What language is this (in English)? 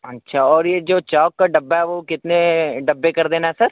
Urdu